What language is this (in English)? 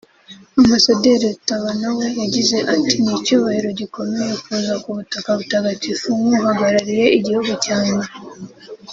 Kinyarwanda